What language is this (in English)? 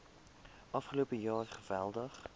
Afrikaans